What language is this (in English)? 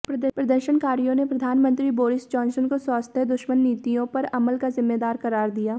Hindi